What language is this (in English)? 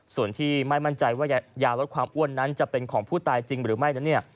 Thai